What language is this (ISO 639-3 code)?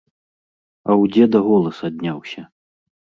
bel